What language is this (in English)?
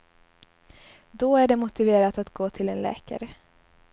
Swedish